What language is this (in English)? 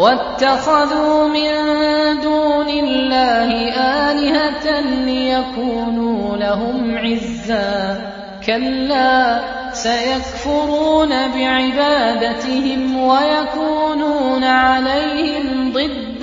Arabic